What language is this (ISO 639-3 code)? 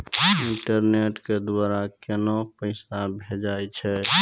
mai